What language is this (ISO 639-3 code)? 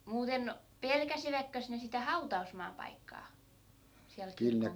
fin